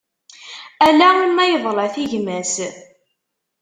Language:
Kabyle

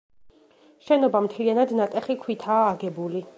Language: Georgian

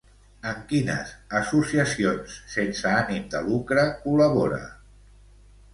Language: Catalan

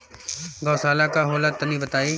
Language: Bhojpuri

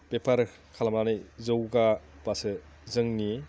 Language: Bodo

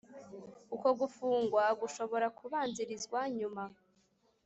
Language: Kinyarwanda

